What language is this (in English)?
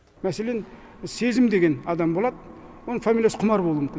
Kazakh